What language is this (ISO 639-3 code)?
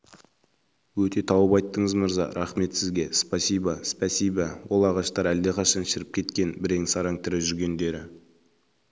kaz